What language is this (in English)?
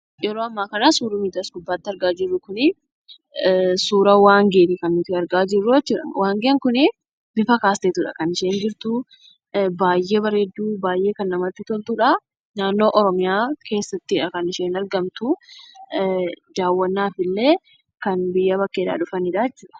Oromo